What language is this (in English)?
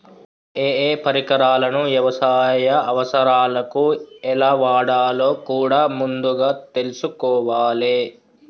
Telugu